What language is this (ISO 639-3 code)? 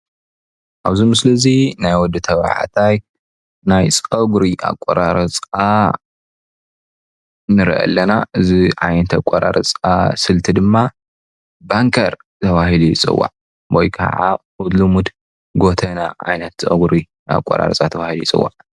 tir